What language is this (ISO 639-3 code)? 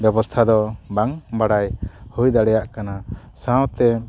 sat